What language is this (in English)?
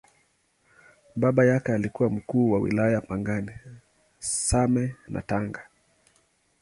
Swahili